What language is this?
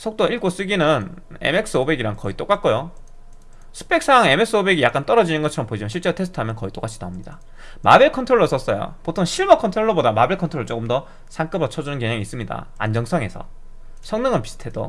Korean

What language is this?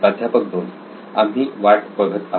Marathi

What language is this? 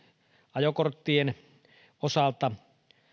Finnish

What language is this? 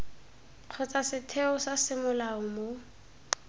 Tswana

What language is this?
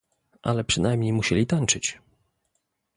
Polish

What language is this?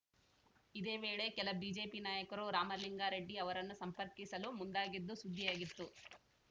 Kannada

